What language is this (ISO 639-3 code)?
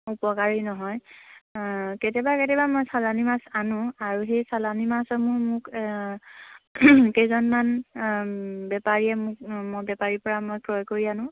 asm